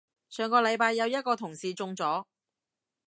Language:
Cantonese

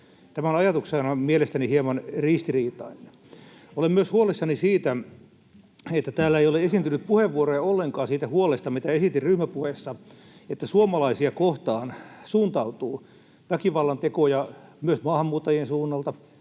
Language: Finnish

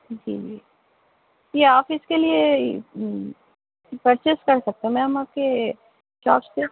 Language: Urdu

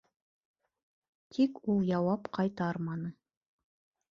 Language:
Bashkir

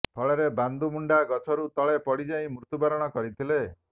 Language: Odia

